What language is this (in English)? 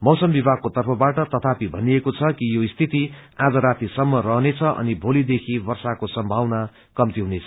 Nepali